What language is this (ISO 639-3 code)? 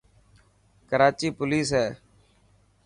mki